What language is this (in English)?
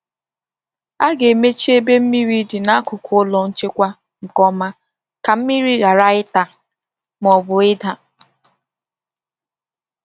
Igbo